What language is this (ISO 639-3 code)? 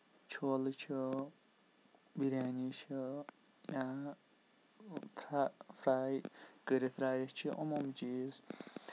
kas